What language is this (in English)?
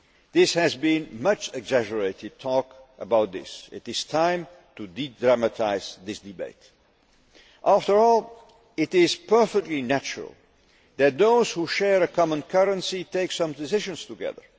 English